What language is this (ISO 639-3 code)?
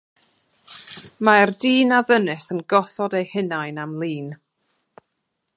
cym